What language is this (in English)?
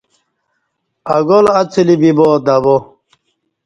Kati